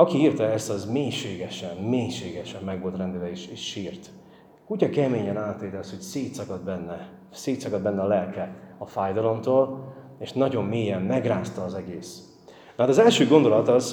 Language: Hungarian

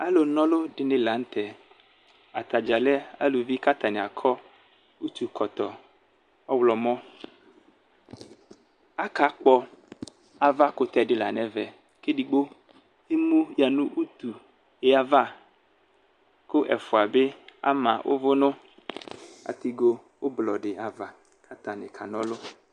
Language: Ikposo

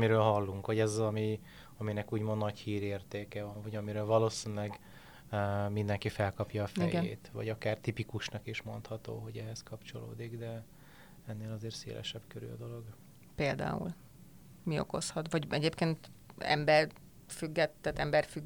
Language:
Hungarian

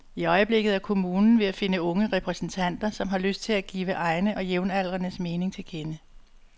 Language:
Danish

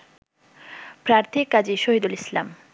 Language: Bangla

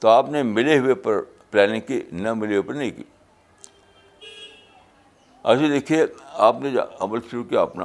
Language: Urdu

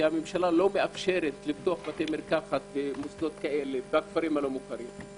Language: Hebrew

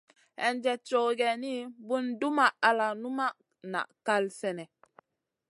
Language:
Masana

